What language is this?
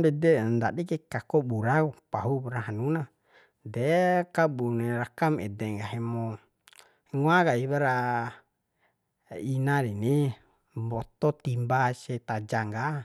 Bima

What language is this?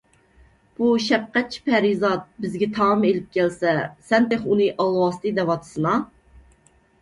Uyghur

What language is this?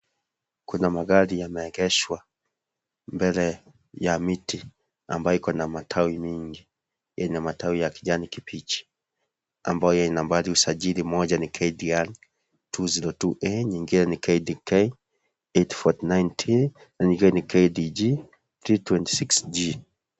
Swahili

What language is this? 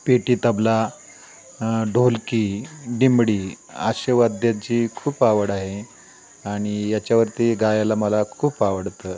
Marathi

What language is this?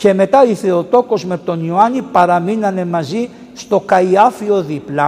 Greek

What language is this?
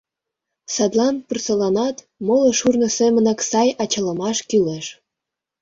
Mari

